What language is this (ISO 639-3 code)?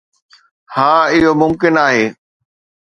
snd